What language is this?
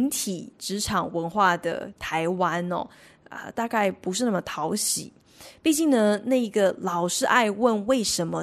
Chinese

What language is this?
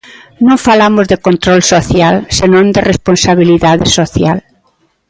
Galician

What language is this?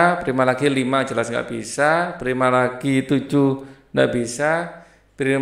Indonesian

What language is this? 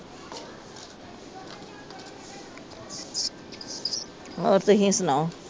Punjabi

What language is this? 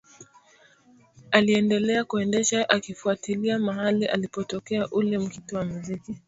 Swahili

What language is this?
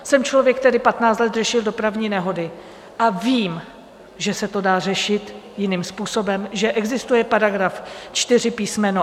Czech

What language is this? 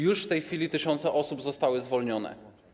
Polish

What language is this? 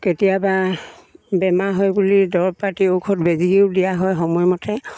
Assamese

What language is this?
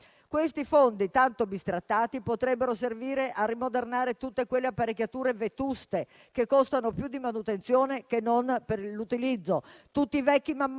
Italian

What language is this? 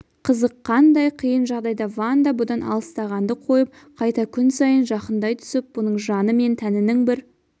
Kazakh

